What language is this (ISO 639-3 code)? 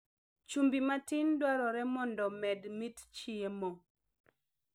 luo